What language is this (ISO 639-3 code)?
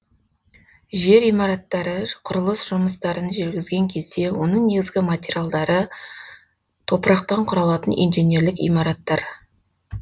kaz